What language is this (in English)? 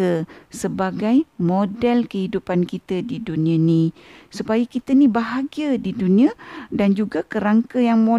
Malay